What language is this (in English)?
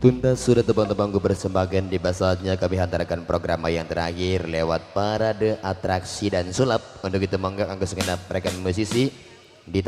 Indonesian